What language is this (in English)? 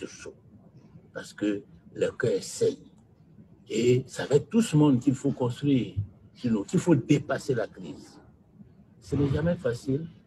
French